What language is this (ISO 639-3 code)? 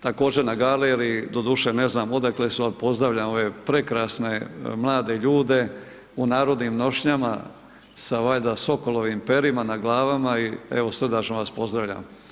hrv